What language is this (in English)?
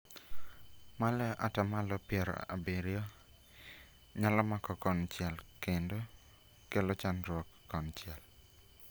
Luo (Kenya and Tanzania)